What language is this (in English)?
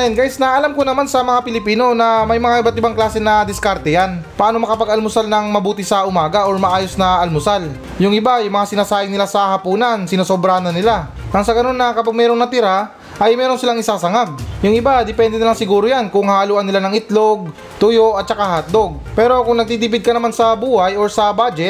Filipino